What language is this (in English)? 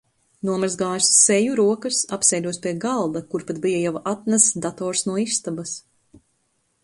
Latvian